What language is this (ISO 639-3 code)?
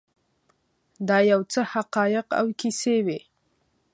pus